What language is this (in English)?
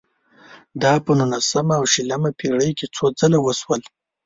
Pashto